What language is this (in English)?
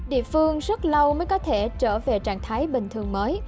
Vietnamese